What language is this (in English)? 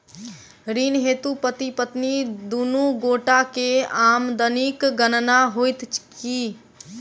Maithili